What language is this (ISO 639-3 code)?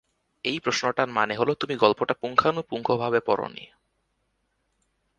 ben